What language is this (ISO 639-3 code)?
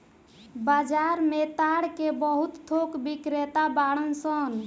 bho